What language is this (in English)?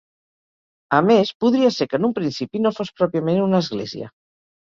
Catalan